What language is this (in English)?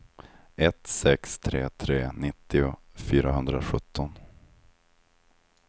Swedish